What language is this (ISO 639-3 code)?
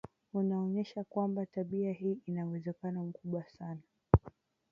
swa